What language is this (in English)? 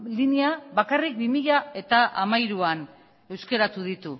Basque